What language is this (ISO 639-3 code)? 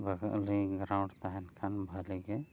sat